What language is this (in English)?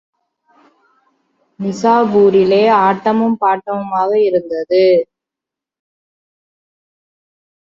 Tamil